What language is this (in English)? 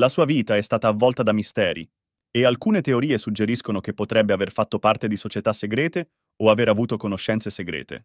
Italian